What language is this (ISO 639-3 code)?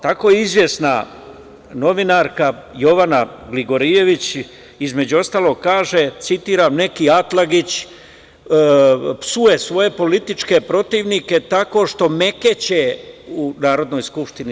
srp